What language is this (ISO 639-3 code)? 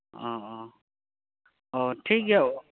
sat